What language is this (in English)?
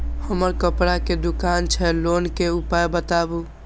Maithili